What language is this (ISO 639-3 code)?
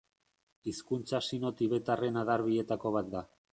eus